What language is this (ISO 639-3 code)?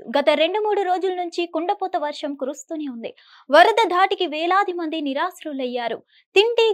tel